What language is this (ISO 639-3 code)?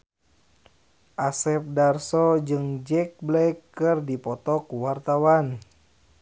sun